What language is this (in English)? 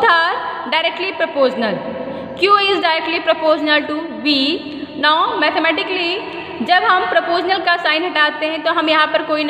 Hindi